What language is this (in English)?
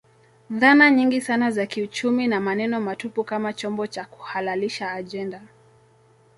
Swahili